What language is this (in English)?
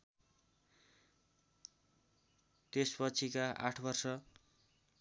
Nepali